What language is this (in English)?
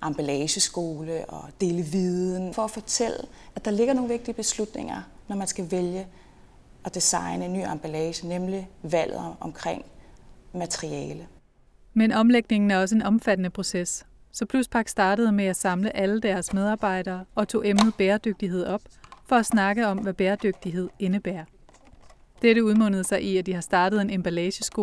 Danish